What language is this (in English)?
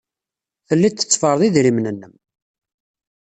Kabyle